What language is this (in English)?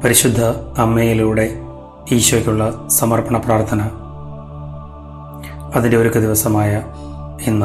Malayalam